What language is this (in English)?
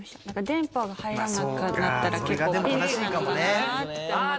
Japanese